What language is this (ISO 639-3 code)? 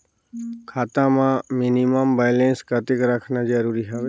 hne